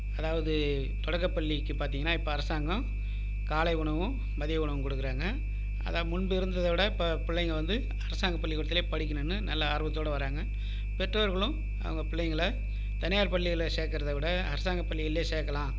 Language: Tamil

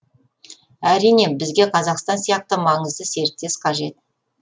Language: Kazakh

